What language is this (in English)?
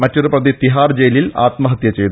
Malayalam